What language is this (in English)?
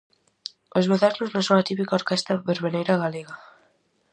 Galician